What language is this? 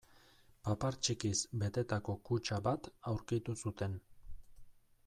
Basque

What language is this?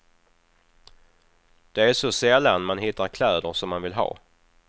Swedish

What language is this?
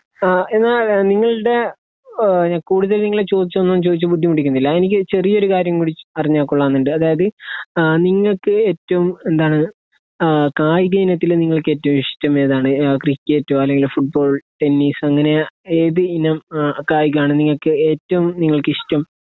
Malayalam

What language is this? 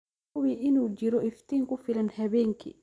Somali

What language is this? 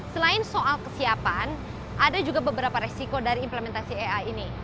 Indonesian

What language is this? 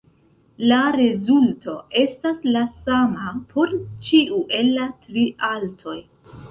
Esperanto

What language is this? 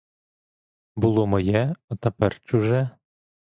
Ukrainian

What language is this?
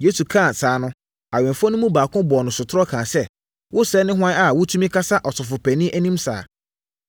Akan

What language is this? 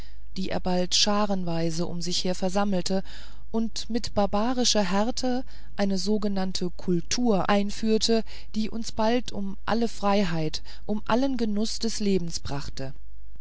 German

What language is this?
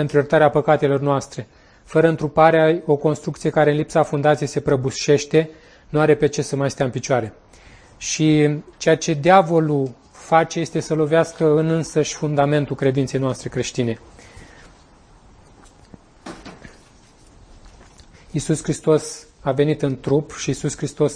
Romanian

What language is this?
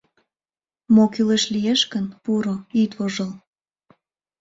Mari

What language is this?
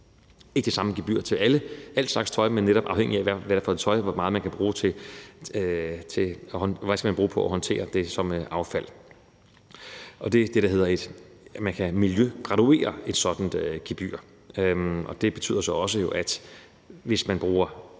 Danish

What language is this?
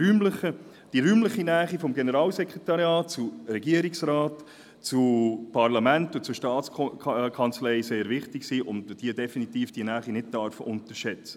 Swiss German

